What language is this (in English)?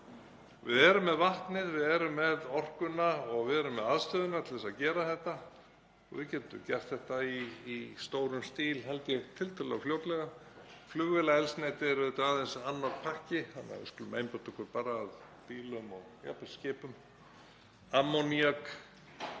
Icelandic